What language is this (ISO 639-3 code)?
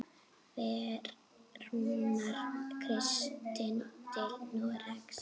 isl